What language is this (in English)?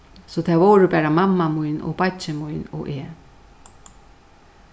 Faroese